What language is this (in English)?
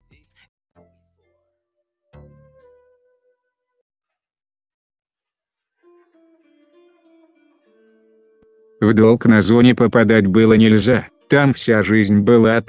Russian